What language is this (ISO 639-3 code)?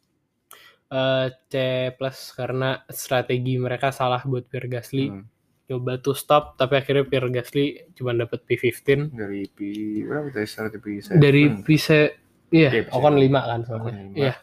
ind